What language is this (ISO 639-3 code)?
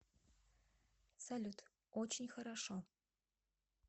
rus